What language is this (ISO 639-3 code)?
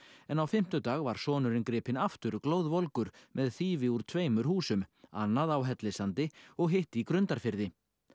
isl